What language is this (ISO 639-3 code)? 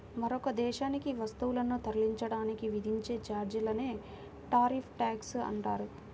tel